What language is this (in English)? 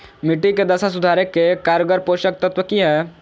Magahi